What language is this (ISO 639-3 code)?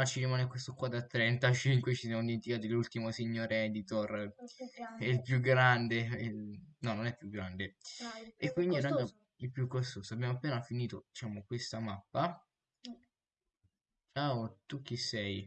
ita